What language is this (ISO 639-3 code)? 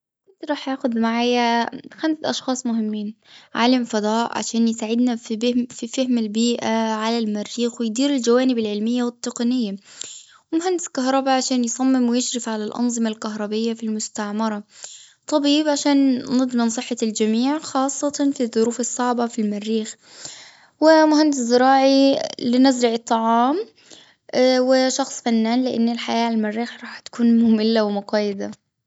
afb